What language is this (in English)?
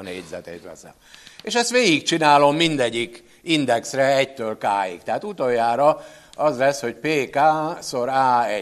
Hungarian